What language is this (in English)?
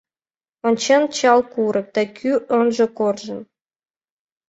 Mari